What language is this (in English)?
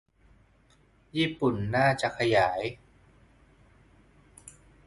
Thai